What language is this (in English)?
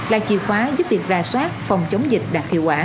Vietnamese